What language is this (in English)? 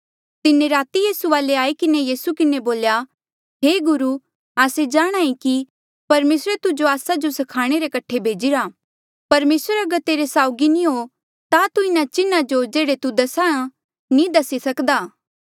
Mandeali